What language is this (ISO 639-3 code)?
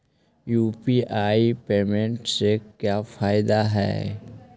mag